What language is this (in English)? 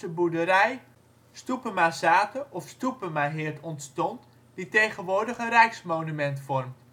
Dutch